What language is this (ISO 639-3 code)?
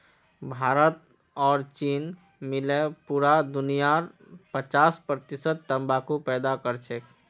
mag